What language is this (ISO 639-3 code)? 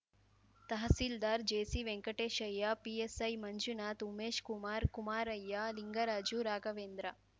kan